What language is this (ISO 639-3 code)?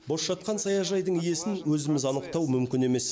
kaz